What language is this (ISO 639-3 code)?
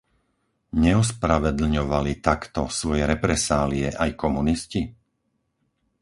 slk